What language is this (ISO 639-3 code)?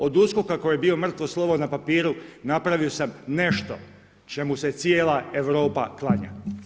hrv